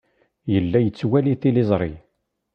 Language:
Kabyle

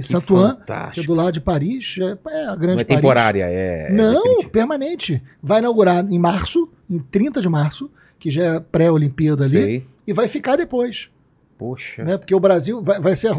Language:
Portuguese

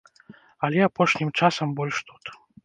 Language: Belarusian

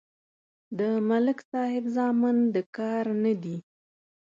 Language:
Pashto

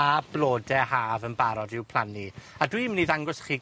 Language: Welsh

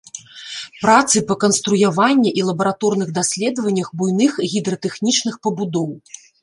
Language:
Belarusian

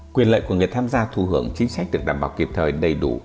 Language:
Vietnamese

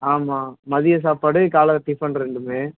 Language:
Tamil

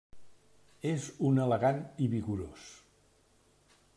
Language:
Catalan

